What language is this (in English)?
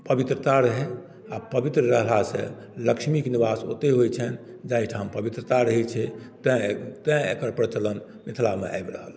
Maithili